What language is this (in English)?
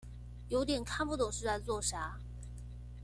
Chinese